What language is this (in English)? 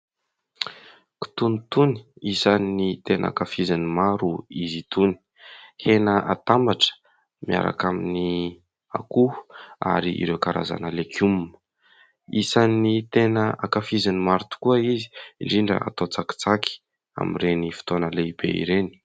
Malagasy